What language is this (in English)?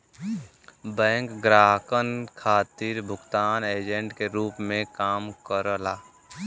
Bhojpuri